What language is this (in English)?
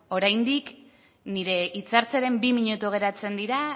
Basque